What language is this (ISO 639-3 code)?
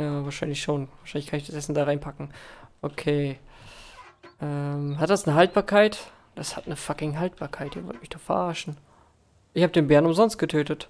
deu